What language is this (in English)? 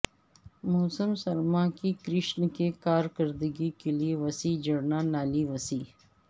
Urdu